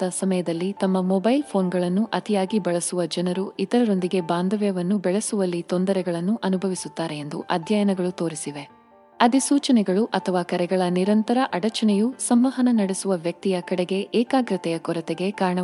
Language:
Kannada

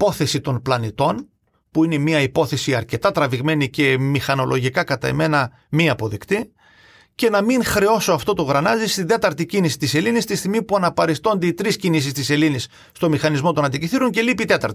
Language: Greek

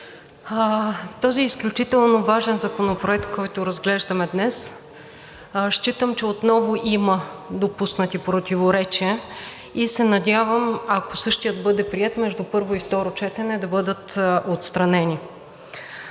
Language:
Bulgarian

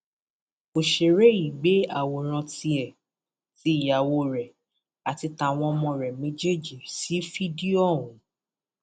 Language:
Yoruba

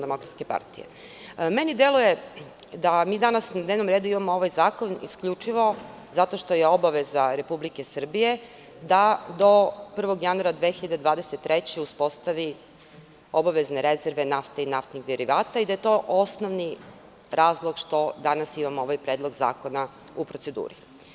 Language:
Serbian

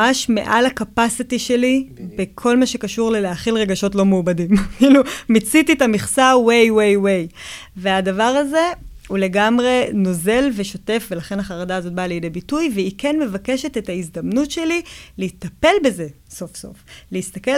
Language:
Hebrew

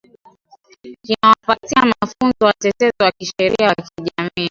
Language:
Swahili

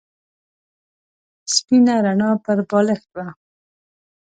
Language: Pashto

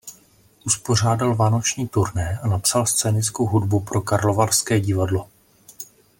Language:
Czech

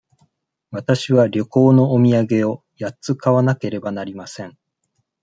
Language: Japanese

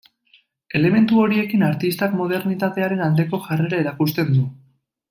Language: Basque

